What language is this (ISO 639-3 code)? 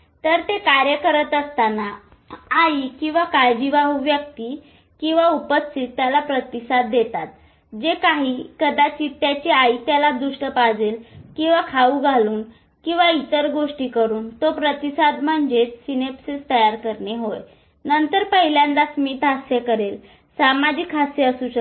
mar